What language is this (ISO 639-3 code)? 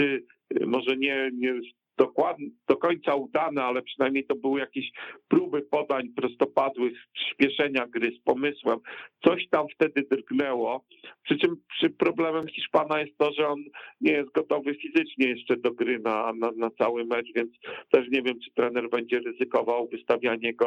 pol